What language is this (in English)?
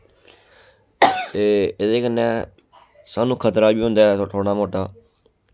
Dogri